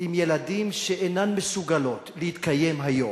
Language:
Hebrew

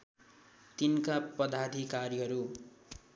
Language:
Nepali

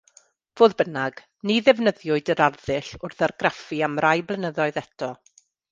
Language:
Welsh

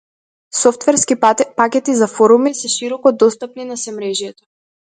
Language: Macedonian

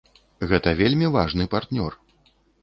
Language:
Belarusian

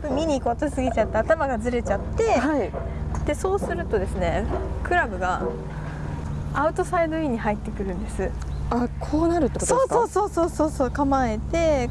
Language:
Japanese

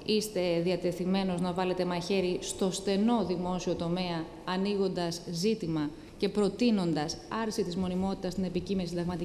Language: Greek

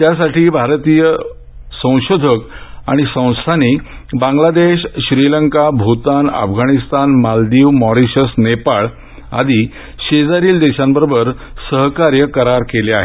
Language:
Marathi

